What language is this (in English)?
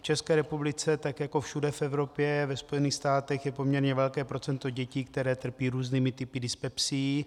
Czech